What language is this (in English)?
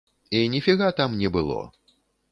Belarusian